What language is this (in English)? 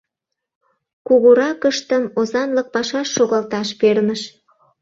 Mari